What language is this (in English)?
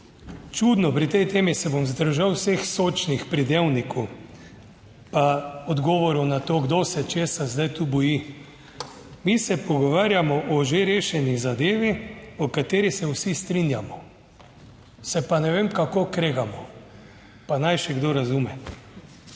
Slovenian